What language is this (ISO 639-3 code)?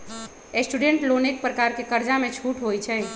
mag